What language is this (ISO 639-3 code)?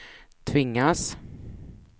swe